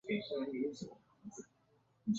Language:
Chinese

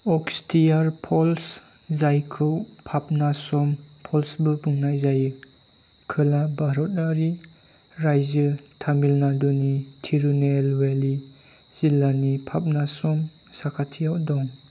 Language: Bodo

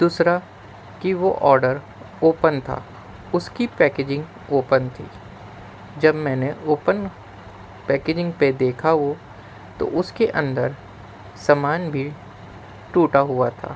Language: Urdu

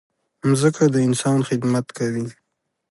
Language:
Pashto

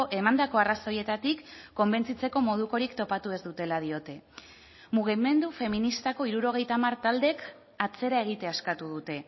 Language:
Basque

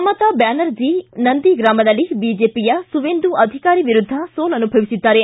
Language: Kannada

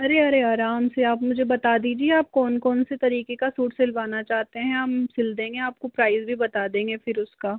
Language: Hindi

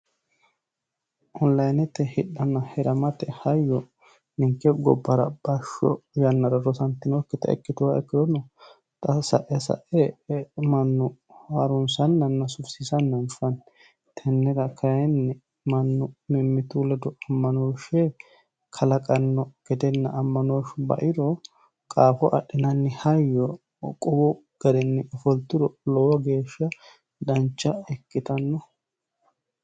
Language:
Sidamo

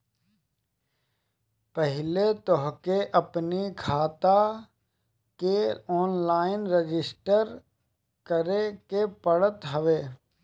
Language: Bhojpuri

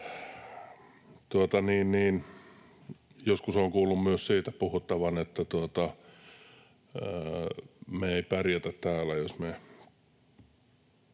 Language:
Finnish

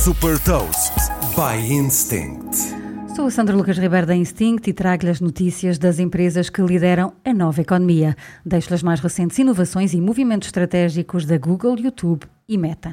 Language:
Portuguese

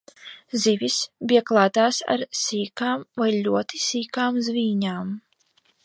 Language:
Latvian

